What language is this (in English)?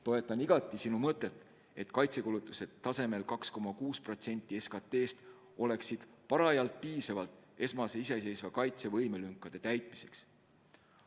Estonian